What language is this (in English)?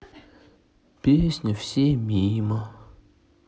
Russian